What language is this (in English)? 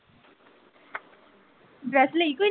Punjabi